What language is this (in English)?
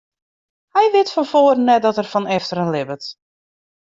Western Frisian